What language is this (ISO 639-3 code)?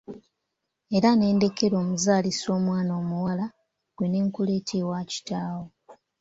lug